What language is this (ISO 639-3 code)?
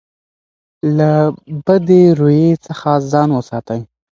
pus